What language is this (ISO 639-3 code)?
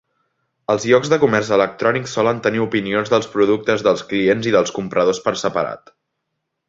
cat